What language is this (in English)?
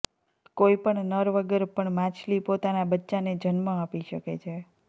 Gujarati